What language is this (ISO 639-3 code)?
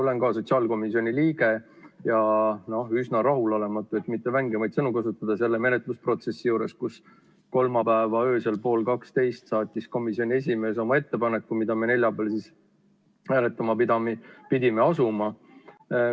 est